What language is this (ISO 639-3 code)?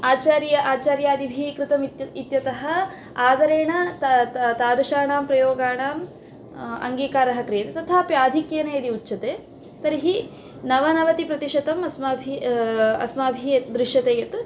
san